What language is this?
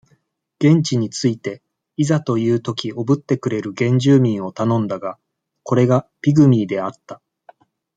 Japanese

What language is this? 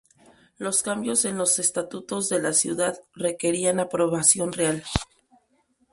Spanish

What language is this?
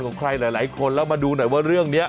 Thai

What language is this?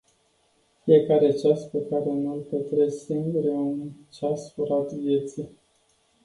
Romanian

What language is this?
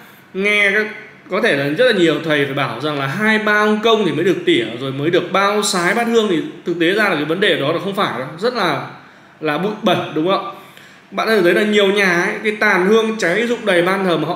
Vietnamese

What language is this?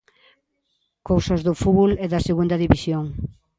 Galician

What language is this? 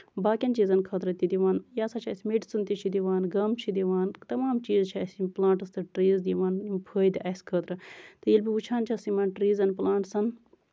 Kashmiri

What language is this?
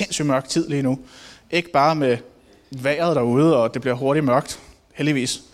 Danish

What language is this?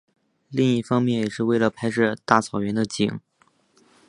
Chinese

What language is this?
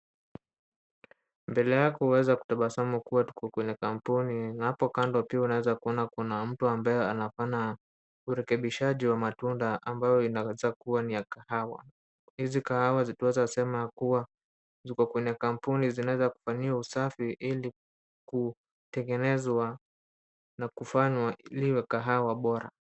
Swahili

